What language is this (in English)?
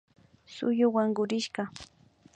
Imbabura Highland Quichua